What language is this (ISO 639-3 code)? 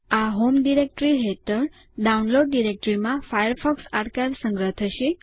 guj